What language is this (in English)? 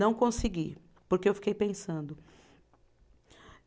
Portuguese